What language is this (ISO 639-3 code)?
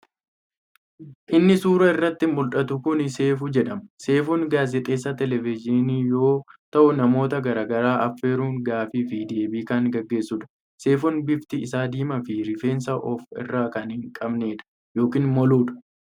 orm